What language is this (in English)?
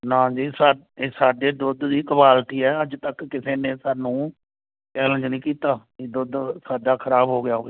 Punjabi